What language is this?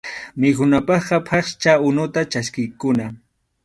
Arequipa-La Unión Quechua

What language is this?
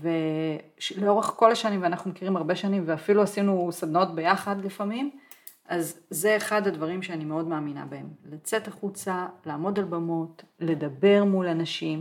Hebrew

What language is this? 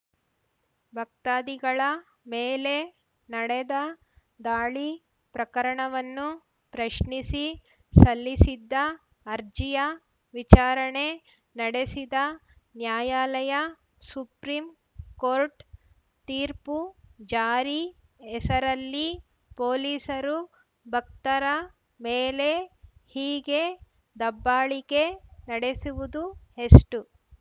Kannada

